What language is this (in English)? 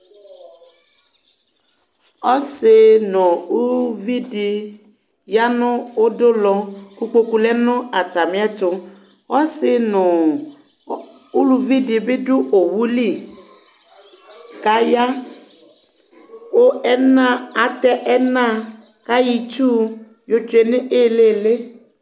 Ikposo